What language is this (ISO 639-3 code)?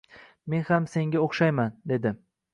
uzb